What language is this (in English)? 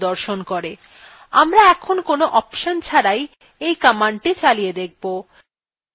Bangla